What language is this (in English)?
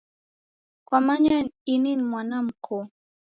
Taita